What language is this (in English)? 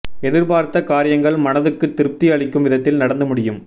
Tamil